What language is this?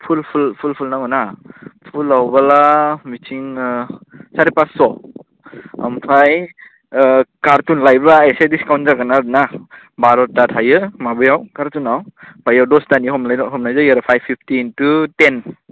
Bodo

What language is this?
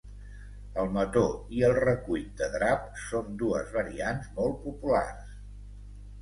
Catalan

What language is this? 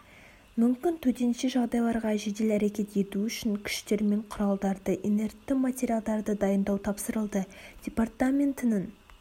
Kazakh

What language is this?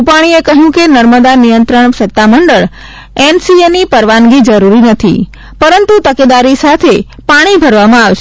Gujarati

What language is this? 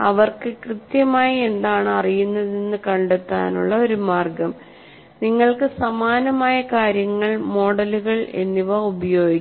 Malayalam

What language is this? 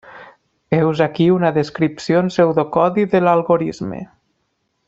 Catalan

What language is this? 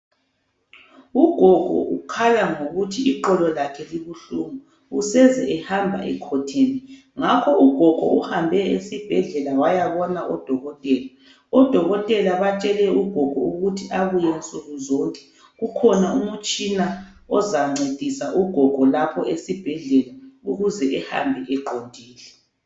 North Ndebele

